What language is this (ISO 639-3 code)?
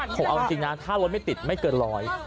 tha